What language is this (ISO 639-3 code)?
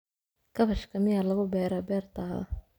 som